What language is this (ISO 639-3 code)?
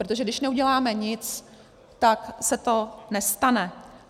ces